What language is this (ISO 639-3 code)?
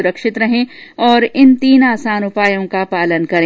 hin